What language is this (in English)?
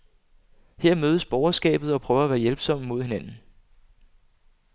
Danish